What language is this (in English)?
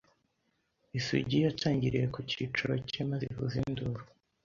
Kinyarwanda